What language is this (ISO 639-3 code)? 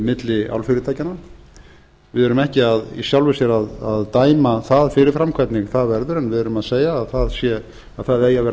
isl